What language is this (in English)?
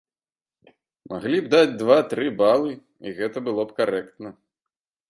Belarusian